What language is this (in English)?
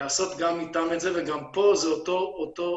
Hebrew